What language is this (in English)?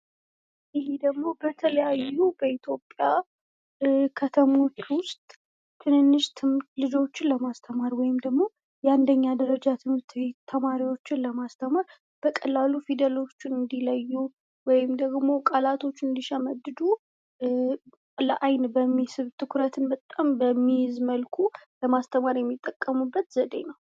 Amharic